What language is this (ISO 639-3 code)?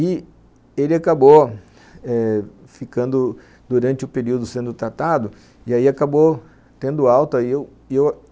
por